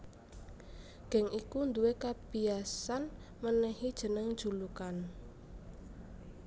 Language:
Javanese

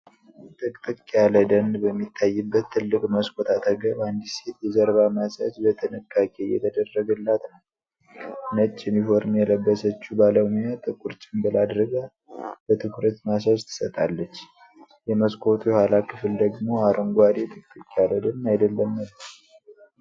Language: Amharic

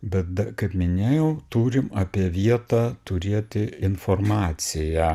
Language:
Lithuanian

